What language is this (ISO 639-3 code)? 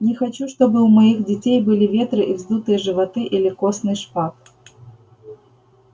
rus